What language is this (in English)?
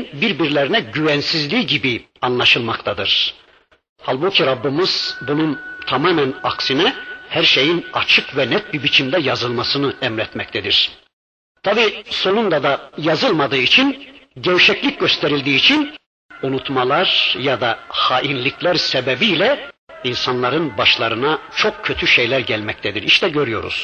Turkish